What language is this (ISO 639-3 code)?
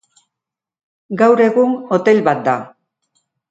eus